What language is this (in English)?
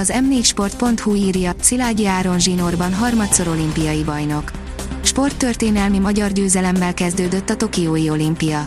Hungarian